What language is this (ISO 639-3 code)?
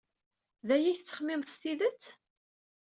kab